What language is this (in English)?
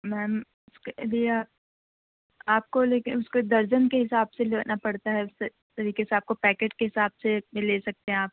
Urdu